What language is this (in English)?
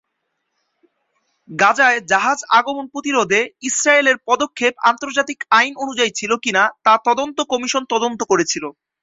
Bangla